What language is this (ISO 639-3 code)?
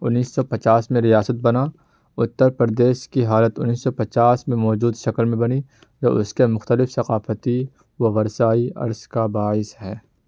urd